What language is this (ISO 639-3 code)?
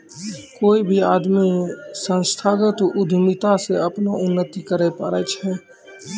mai